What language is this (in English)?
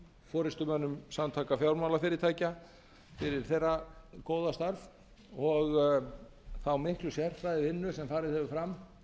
Icelandic